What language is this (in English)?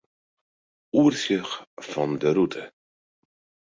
Western Frisian